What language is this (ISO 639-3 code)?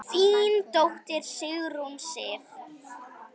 isl